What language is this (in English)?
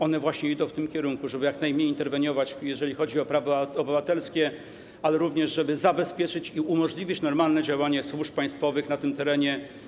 Polish